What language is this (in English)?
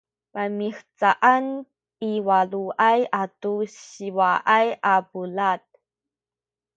Sakizaya